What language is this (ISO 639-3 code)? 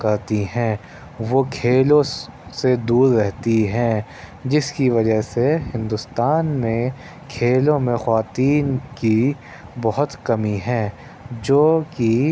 urd